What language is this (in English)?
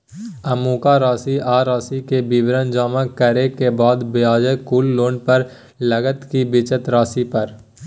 Maithili